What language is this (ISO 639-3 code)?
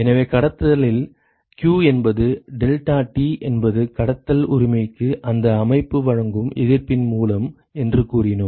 tam